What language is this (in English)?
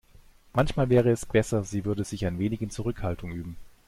German